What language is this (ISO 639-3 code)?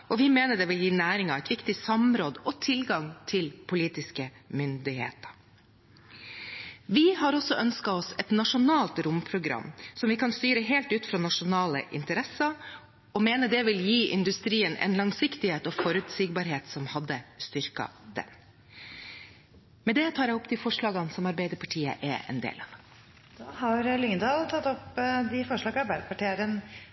nor